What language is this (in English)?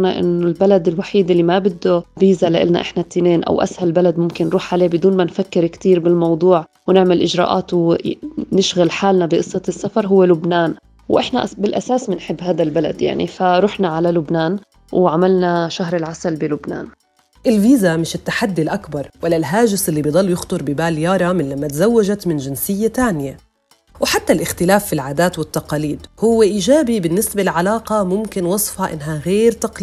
Arabic